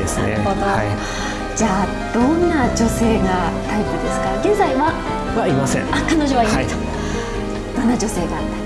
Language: Japanese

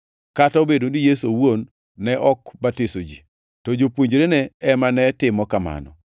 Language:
Luo (Kenya and Tanzania)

